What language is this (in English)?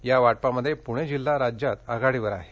Marathi